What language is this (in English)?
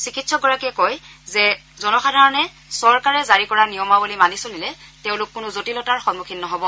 Assamese